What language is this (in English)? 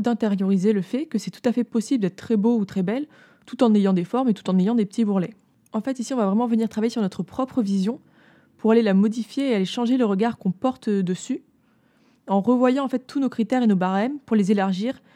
French